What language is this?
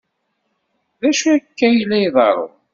Kabyle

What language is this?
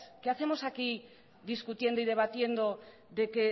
Spanish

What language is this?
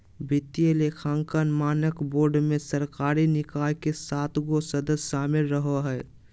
Magahi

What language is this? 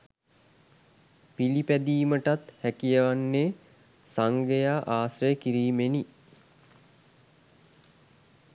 Sinhala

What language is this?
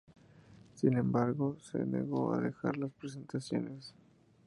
Spanish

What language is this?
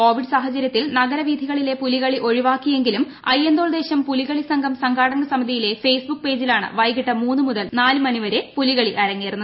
Malayalam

